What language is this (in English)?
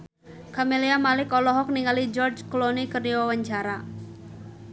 Sundanese